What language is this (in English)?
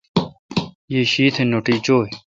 Kalkoti